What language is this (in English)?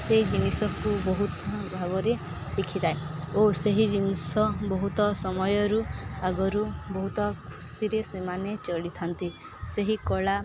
Odia